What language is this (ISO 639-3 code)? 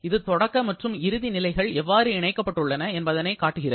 tam